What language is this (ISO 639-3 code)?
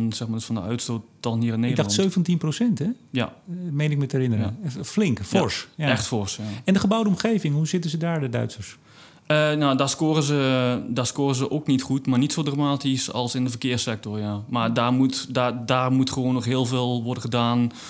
nld